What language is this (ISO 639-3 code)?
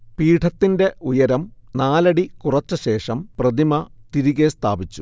mal